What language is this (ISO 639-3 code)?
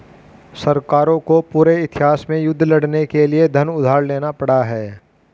hin